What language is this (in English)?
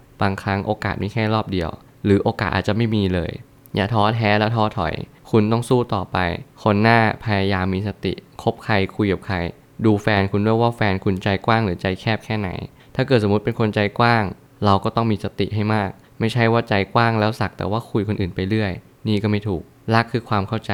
Thai